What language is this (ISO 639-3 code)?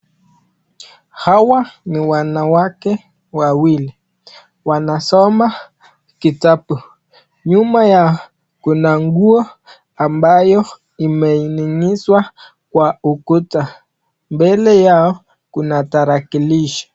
swa